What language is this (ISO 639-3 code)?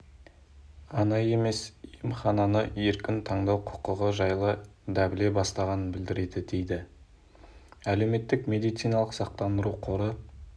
kaz